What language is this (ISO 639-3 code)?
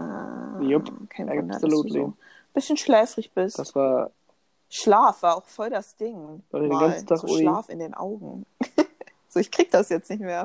deu